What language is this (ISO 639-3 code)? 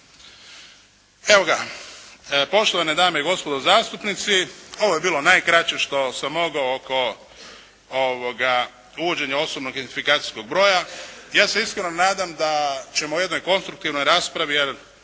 hrv